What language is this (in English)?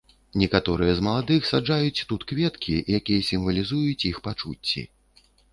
Belarusian